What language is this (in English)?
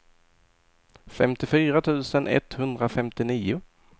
Swedish